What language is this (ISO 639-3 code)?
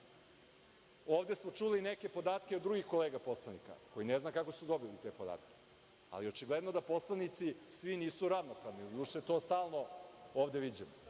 srp